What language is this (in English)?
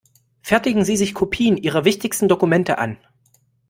German